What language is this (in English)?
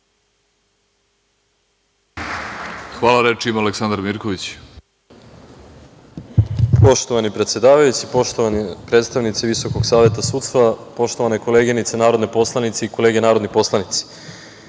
Serbian